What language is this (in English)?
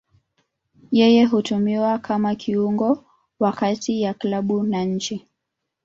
Swahili